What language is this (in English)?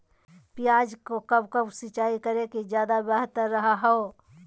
Magahi